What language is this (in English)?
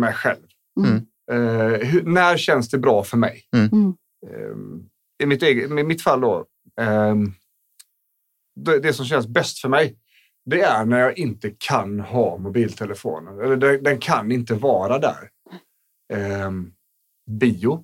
Swedish